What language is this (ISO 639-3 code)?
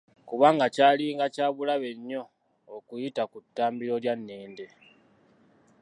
lug